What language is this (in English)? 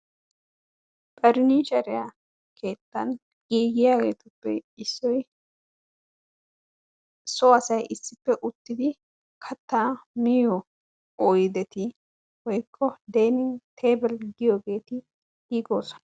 Wolaytta